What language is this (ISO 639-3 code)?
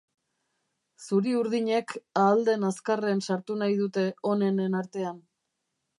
eus